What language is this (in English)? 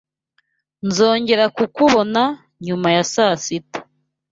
Kinyarwanda